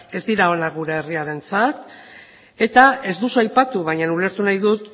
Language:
Basque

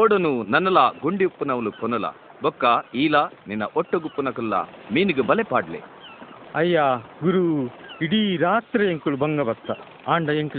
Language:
Marathi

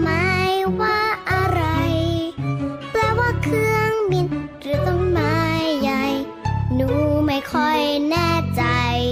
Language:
Thai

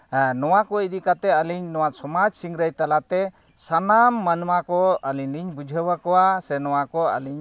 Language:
Santali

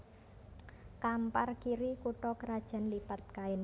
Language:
Javanese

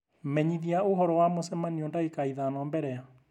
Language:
Kikuyu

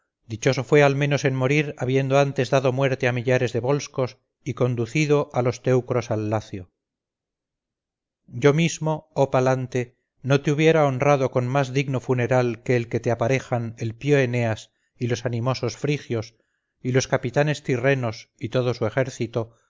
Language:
Spanish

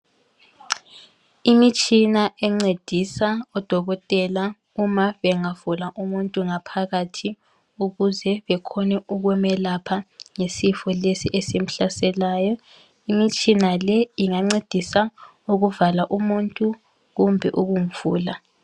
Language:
North Ndebele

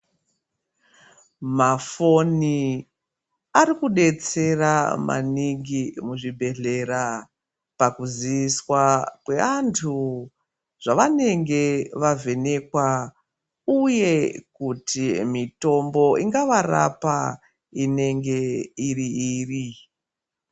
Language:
Ndau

